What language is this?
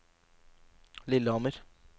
Norwegian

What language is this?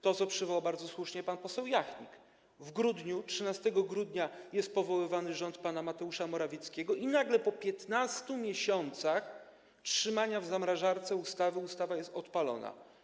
Polish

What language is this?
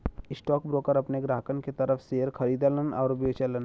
Bhojpuri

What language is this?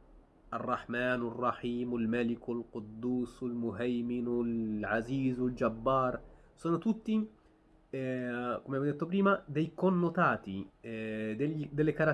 Italian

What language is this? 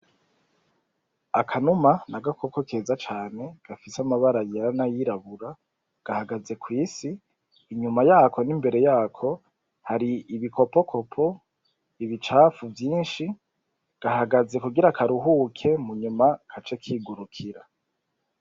Rundi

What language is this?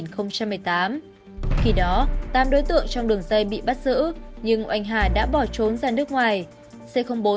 Vietnamese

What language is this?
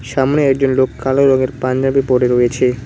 Bangla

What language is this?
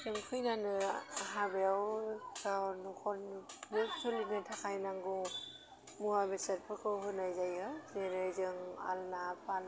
Bodo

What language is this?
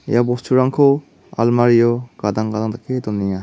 Garo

